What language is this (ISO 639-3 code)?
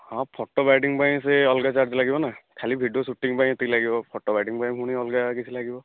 ori